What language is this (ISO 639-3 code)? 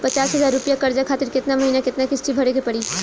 bho